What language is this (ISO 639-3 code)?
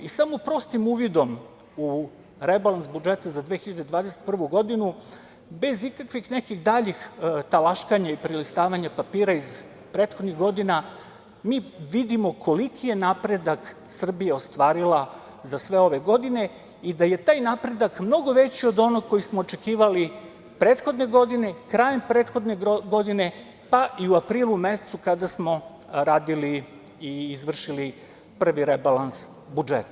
srp